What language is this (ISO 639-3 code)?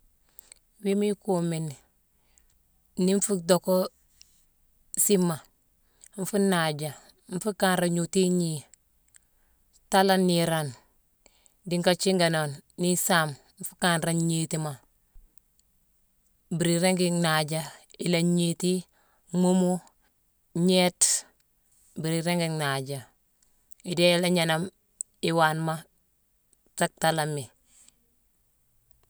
msw